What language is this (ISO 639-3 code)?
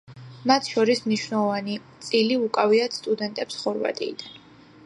kat